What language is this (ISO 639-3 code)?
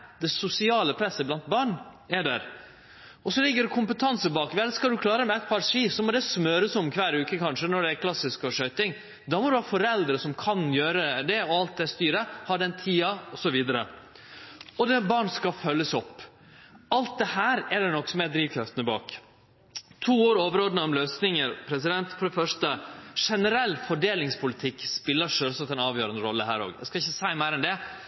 nno